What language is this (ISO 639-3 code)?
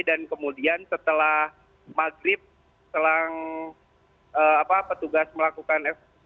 ind